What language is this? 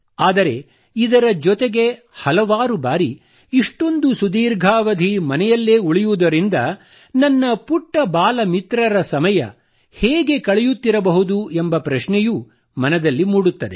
Kannada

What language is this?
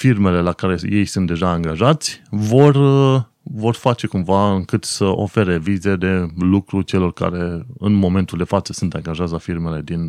Romanian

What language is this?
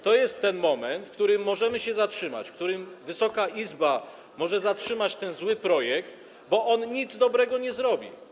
Polish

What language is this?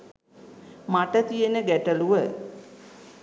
Sinhala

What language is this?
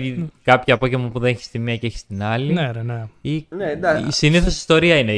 Greek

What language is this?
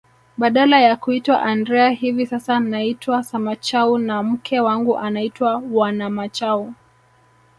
Swahili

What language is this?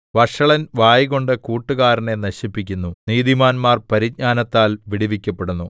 Malayalam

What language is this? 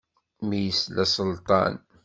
Kabyle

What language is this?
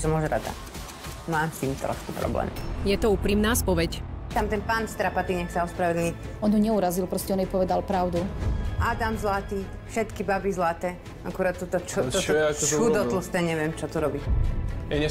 Slovak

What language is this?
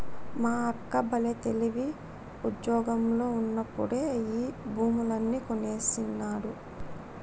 Telugu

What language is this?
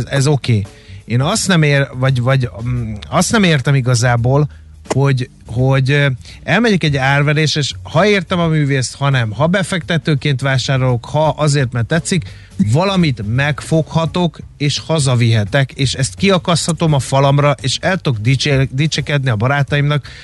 Hungarian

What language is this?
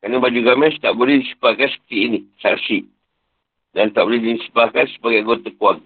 Malay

